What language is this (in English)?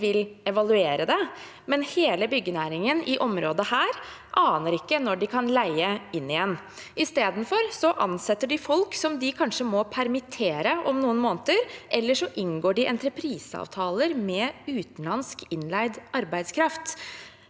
Norwegian